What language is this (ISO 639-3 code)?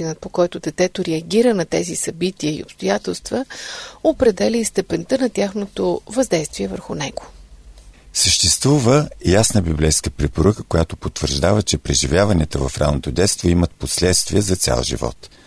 bul